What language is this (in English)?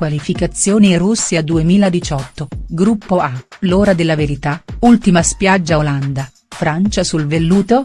Italian